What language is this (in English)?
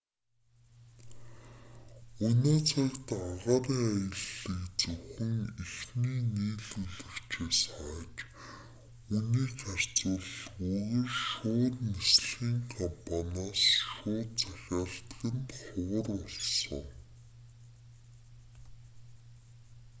Mongolian